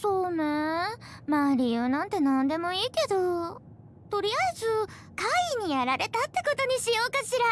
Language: Japanese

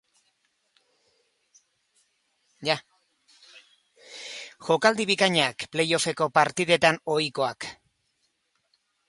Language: Basque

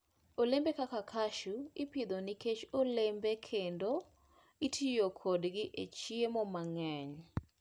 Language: Luo (Kenya and Tanzania)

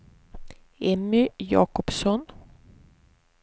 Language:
Swedish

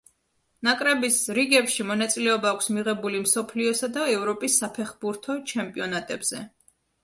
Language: Georgian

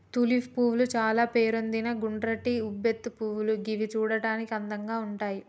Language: Telugu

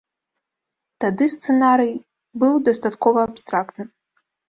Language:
Belarusian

